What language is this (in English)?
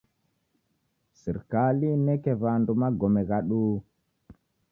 Taita